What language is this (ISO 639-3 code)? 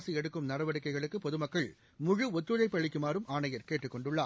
tam